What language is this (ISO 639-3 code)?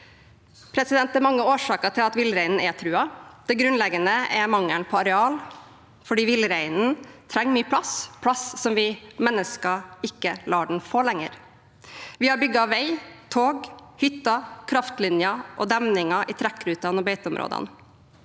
nor